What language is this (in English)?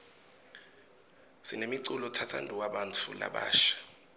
Swati